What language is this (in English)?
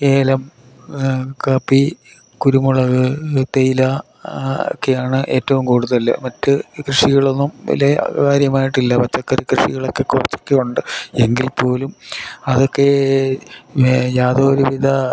Malayalam